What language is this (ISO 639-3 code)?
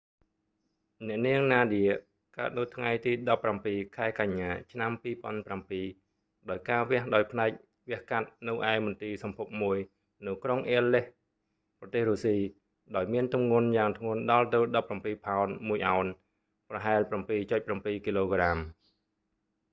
khm